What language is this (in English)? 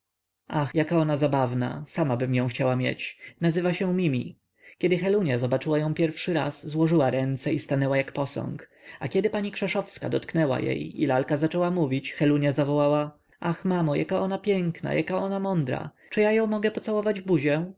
Polish